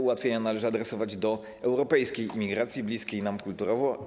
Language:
Polish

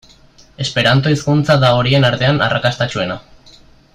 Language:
Basque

